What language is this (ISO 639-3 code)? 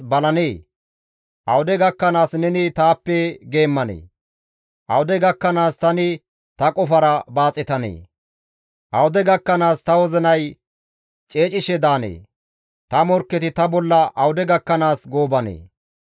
gmv